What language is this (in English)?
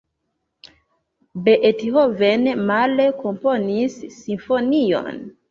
Esperanto